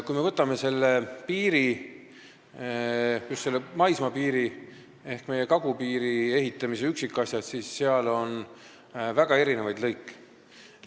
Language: Estonian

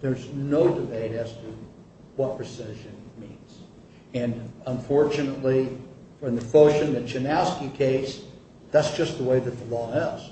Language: English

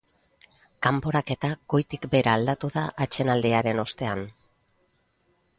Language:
Basque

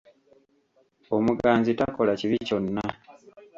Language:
Ganda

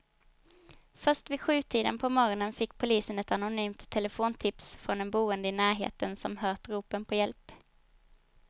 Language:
Swedish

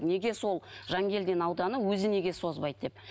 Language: Kazakh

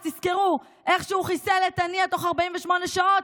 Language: Hebrew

